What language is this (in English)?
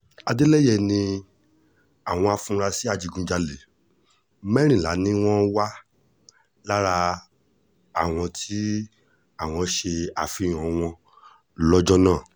Yoruba